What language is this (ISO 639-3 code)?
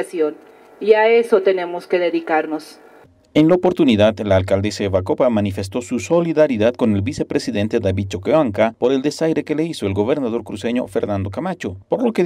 spa